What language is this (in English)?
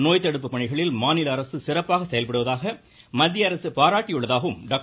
Tamil